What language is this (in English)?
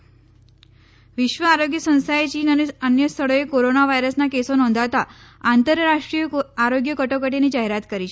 Gujarati